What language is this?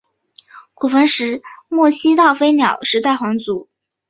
Chinese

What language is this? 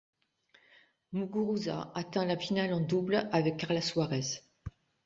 French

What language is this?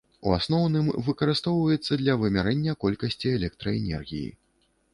Belarusian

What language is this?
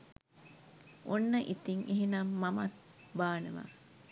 Sinhala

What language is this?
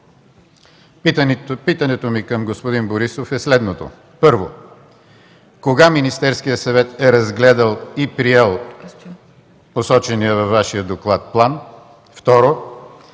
Bulgarian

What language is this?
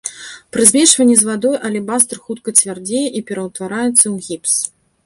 Belarusian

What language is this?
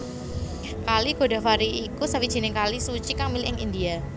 Javanese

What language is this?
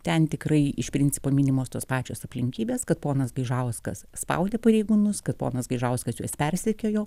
Lithuanian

